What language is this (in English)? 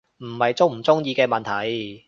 Cantonese